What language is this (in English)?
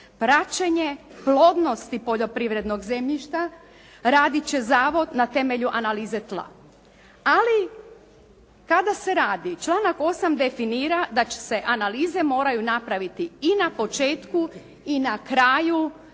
Croatian